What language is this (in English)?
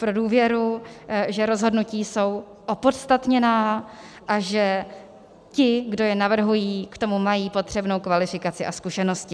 Czech